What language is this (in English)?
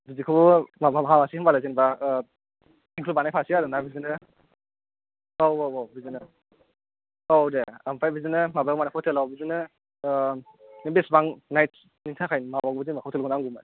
Bodo